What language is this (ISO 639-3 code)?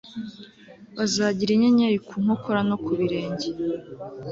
kin